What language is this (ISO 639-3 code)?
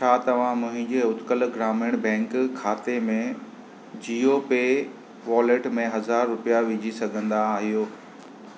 snd